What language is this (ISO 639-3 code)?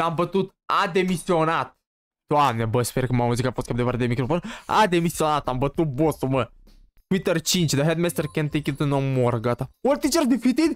ron